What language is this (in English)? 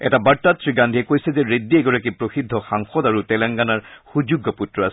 Assamese